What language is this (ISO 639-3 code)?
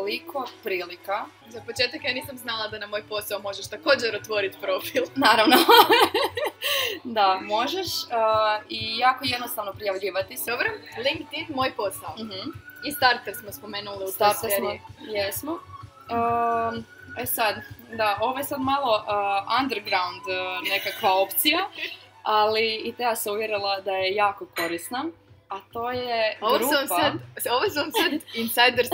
hrv